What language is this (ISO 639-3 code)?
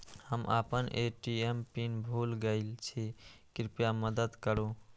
mai